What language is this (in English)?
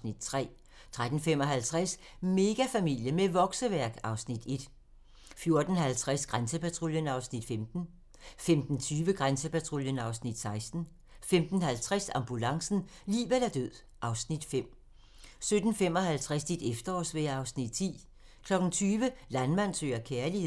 Danish